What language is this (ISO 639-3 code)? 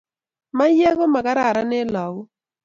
kln